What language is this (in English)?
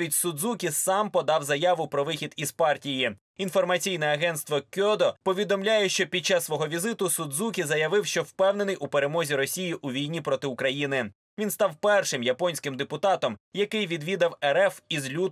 Ukrainian